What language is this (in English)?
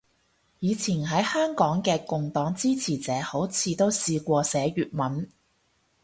Cantonese